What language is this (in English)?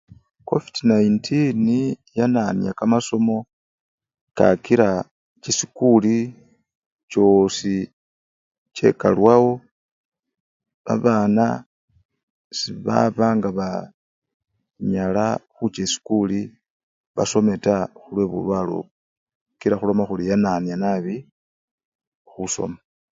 Luyia